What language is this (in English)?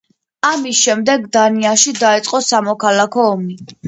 Georgian